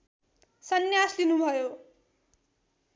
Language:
Nepali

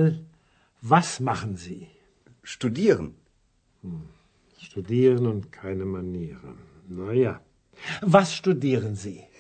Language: Croatian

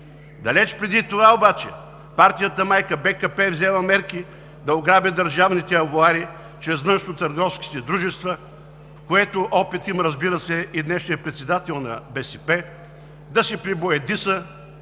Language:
Bulgarian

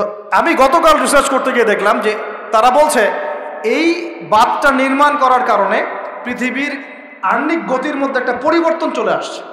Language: Arabic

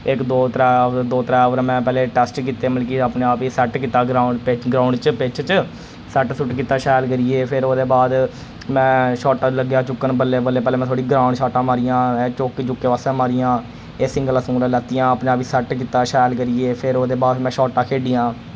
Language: Dogri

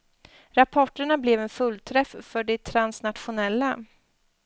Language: Swedish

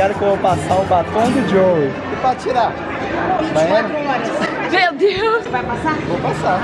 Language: Portuguese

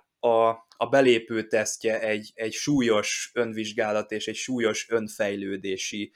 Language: Hungarian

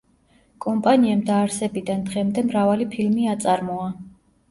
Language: Georgian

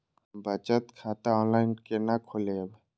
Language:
Maithili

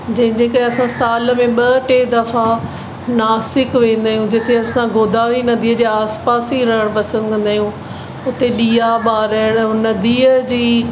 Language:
Sindhi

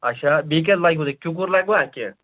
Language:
Kashmiri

